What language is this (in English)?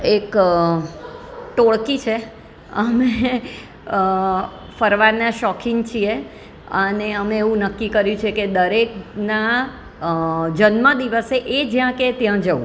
Gujarati